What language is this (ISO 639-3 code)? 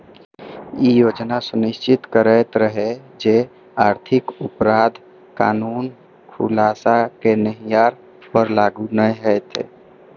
mai